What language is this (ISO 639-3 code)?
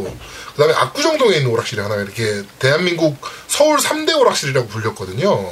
kor